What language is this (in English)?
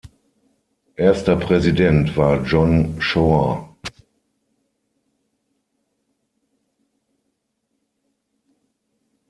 German